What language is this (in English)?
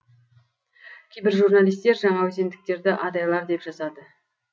Kazakh